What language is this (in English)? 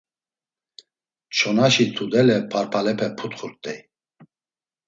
Laz